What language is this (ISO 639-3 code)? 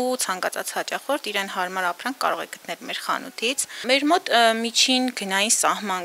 ron